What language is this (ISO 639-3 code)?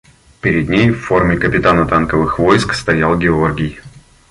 rus